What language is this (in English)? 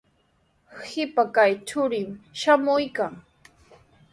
Sihuas Ancash Quechua